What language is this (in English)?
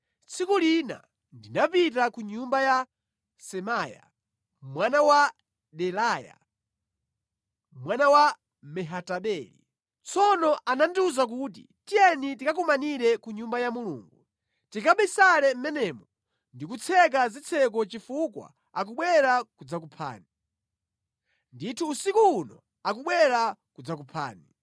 Nyanja